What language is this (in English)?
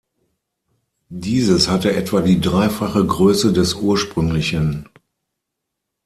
German